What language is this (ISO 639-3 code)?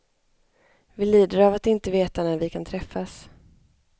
swe